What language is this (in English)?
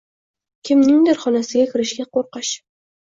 Uzbek